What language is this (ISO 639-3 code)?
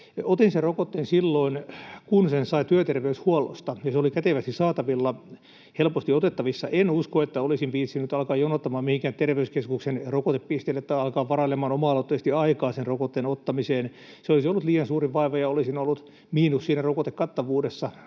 fin